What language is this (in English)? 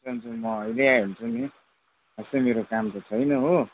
Nepali